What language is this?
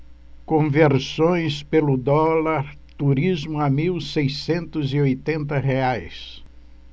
Portuguese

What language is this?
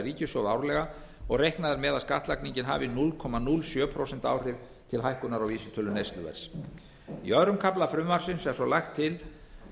Icelandic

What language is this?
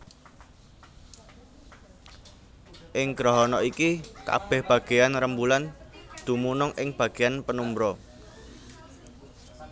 Javanese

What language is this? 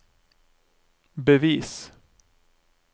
Norwegian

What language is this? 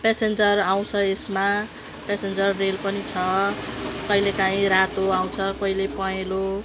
Nepali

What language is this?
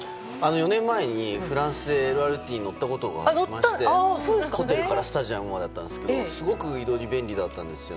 Japanese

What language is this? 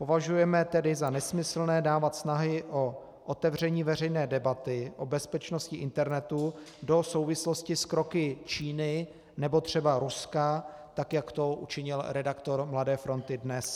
Czech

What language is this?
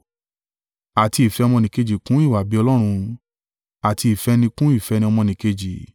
Yoruba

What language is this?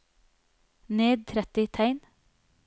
Norwegian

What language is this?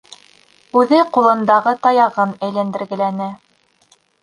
Bashkir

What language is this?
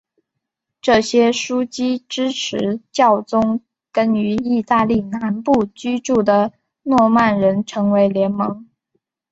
Chinese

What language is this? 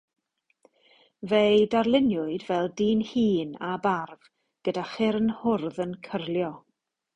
Welsh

